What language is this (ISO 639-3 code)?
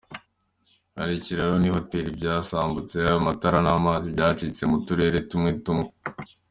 kin